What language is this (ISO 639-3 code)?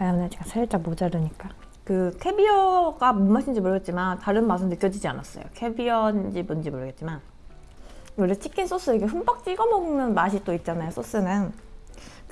kor